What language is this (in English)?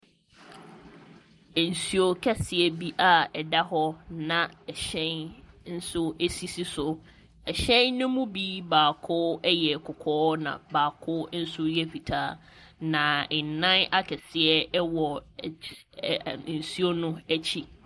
Akan